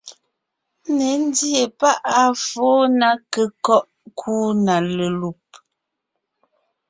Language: Ngiemboon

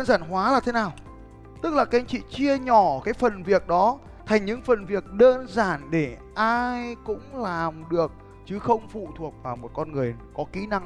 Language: Vietnamese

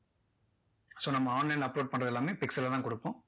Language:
Tamil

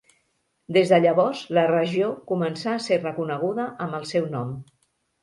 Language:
Catalan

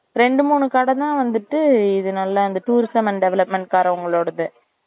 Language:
Tamil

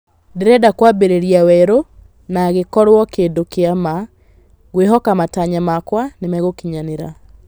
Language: Kikuyu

